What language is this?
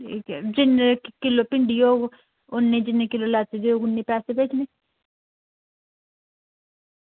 Dogri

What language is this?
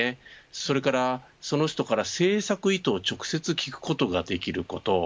Japanese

